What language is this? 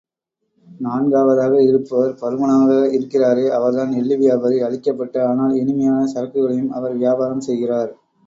Tamil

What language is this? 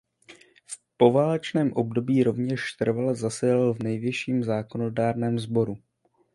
Czech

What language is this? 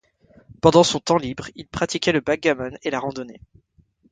French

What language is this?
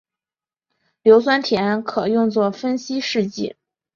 Chinese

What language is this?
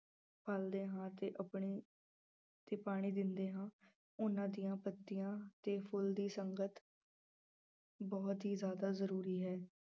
Punjabi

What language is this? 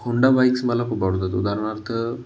Marathi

